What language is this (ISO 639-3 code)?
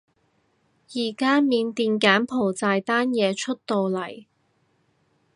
yue